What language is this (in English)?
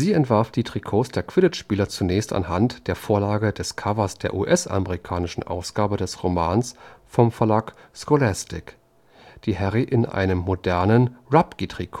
German